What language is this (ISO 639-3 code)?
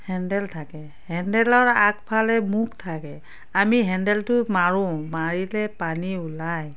asm